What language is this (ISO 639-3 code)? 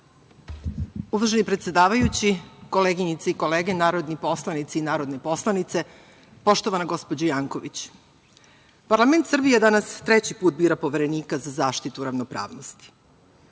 srp